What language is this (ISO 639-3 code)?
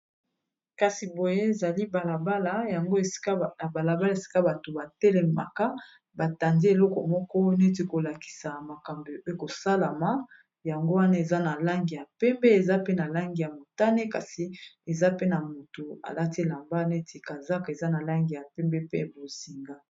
lin